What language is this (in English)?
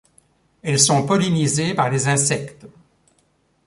French